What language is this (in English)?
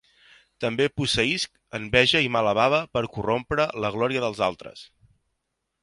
Catalan